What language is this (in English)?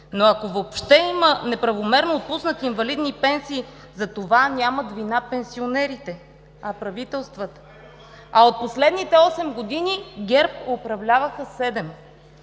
Bulgarian